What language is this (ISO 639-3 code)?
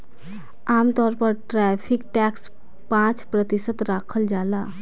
bho